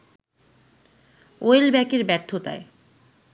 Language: Bangla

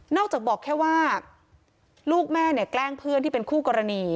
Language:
Thai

